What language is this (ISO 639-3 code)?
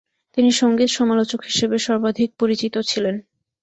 ben